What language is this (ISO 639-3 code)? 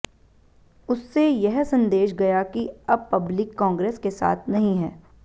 hin